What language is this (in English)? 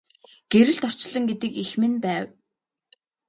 Mongolian